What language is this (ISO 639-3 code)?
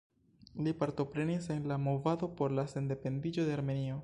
epo